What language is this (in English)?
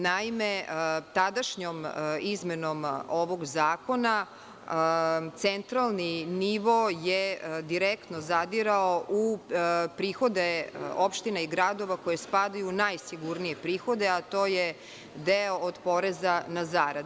Serbian